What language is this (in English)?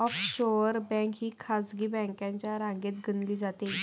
Marathi